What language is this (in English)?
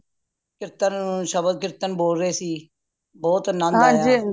Punjabi